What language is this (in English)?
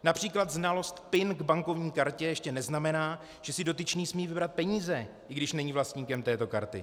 Czech